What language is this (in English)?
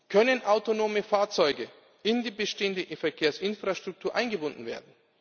German